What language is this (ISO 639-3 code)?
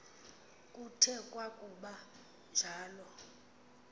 xho